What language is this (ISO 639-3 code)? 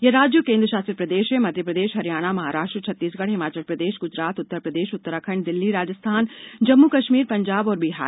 hin